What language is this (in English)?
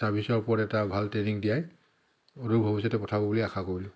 Assamese